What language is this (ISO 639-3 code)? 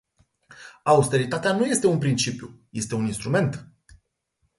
ron